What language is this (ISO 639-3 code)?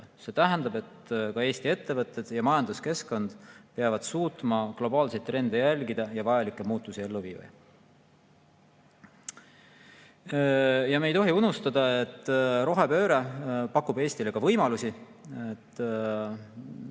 est